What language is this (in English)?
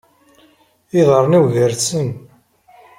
Kabyle